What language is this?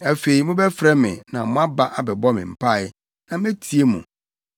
Akan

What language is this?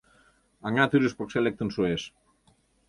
Mari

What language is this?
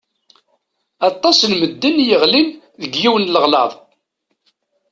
Kabyle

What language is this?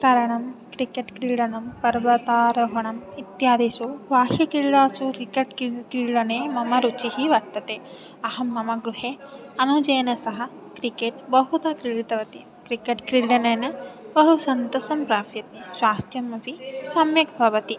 Sanskrit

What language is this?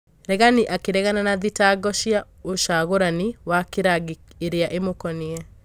Kikuyu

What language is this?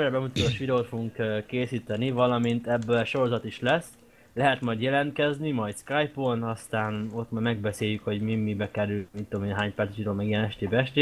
Hungarian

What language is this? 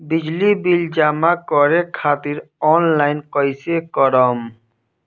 Bhojpuri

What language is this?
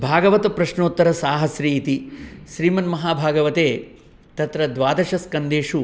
Sanskrit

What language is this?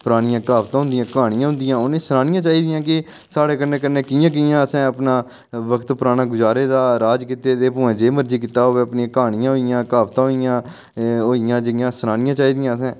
Dogri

